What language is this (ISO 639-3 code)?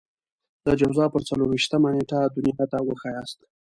pus